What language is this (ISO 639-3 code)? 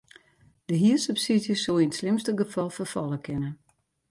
fry